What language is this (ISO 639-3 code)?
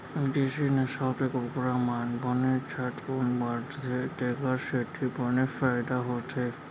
hne